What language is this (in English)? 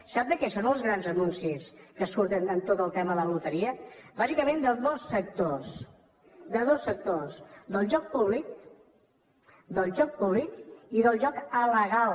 Catalan